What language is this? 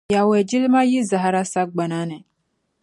Dagbani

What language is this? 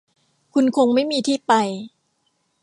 Thai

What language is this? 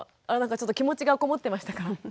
Japanese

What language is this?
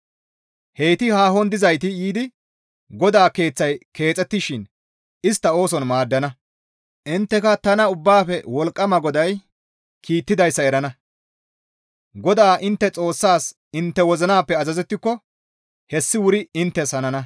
Gamo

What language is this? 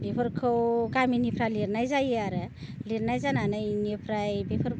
Bodo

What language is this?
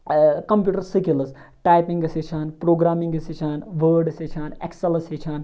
Kashmiri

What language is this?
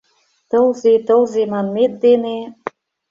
Mari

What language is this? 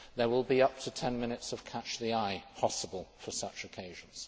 English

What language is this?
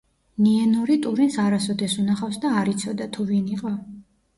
Georgian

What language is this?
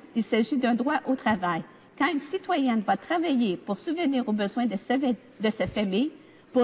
French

